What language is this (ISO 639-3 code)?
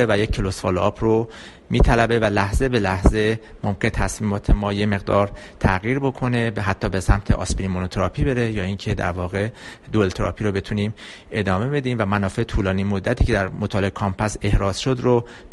fas